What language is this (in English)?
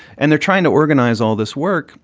English